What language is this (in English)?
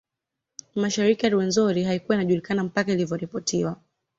Swahili